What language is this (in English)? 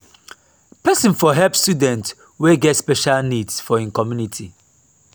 Nigerian Pidgin